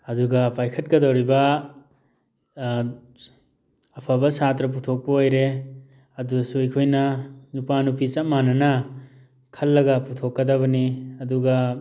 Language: Manipuri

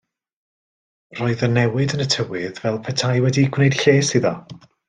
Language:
Welsh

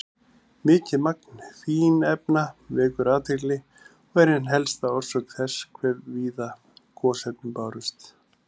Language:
Icelandic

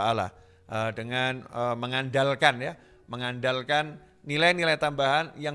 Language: Indonesian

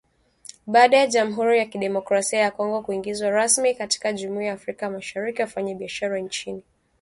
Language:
Swahili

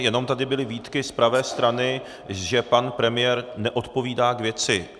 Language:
Czech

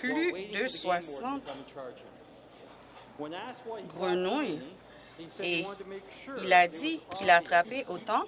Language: French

